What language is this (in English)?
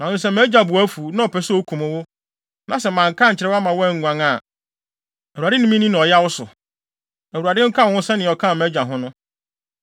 Akan